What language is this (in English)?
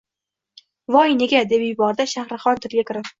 Uzbek